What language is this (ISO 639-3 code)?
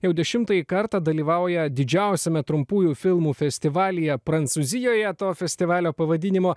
lit